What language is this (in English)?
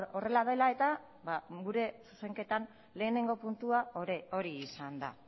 Basque